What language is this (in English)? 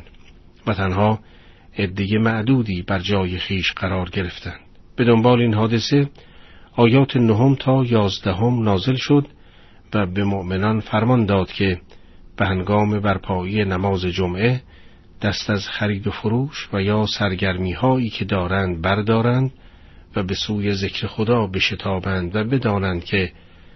Persian